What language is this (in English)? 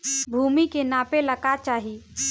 Bhojpuri